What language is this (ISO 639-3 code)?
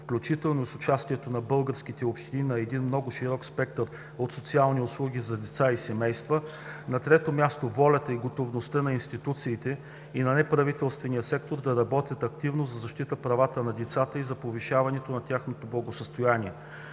bul